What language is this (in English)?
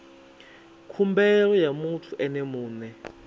Venda